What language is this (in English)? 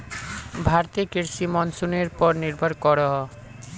Magahi